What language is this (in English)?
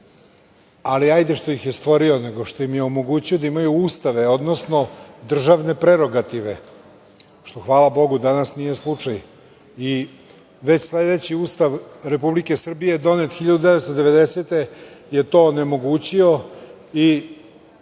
Serbian